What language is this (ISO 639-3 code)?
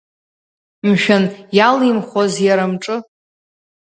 abk